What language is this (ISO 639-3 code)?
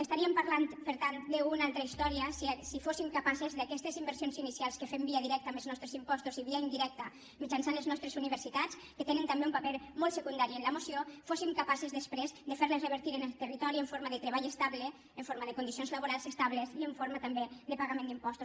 cat